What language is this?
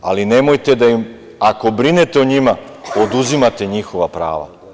Serbian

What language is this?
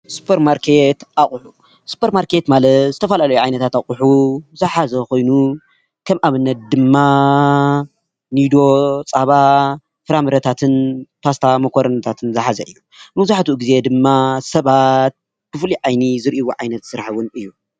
Tigrinya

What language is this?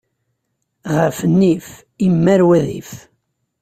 Kabyle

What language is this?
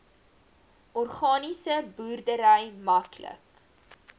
Afrikaans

